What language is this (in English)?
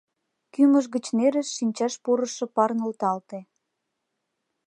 Mari